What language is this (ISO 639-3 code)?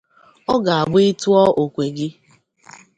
ibo